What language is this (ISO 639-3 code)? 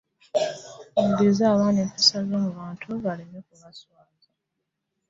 lug